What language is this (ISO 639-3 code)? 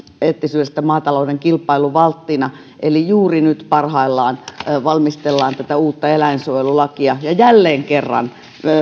fin